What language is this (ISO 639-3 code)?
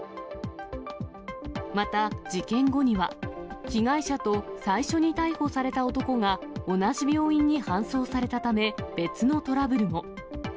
jpn